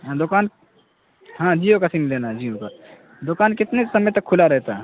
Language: Urdu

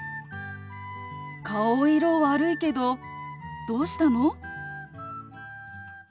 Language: Japanese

